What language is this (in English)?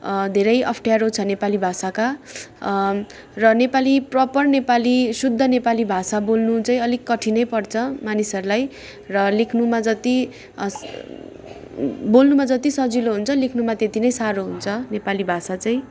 Nepali